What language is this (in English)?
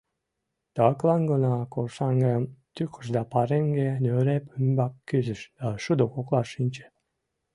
Mari